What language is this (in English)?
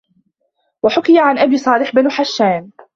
Arabic